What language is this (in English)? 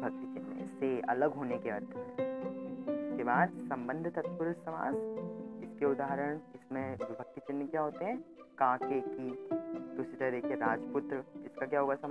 Hindi